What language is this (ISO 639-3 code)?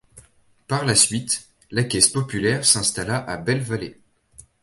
fra